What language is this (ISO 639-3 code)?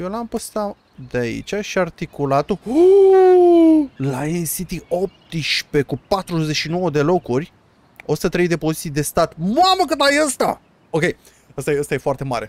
ron